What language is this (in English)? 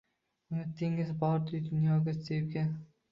Uzbek